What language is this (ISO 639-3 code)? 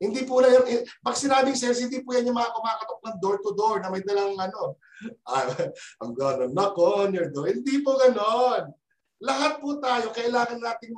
fil